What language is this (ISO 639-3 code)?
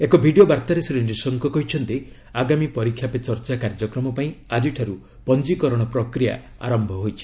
ori